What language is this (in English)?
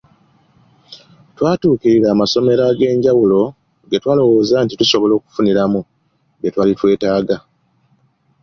Ganda